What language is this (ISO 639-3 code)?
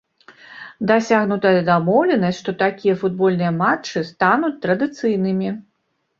bel